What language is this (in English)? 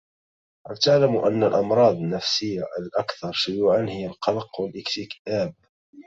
Arabic